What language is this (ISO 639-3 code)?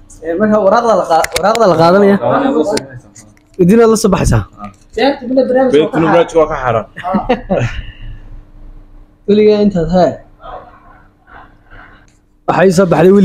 ara